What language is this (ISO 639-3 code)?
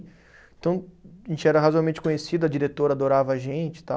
por